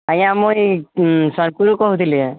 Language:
Odia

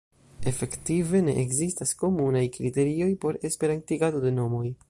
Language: Esperanto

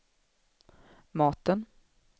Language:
Swedish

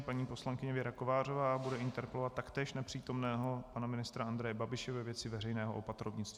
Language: Czech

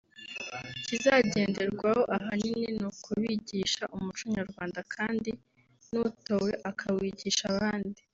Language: Kinyarwanda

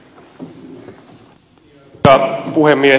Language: Finnish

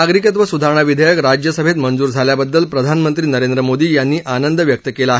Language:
Marathi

